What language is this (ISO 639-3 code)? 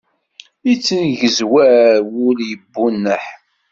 kab